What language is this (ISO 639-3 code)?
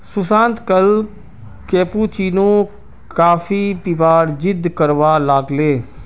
mag